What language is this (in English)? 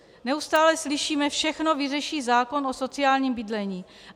Czech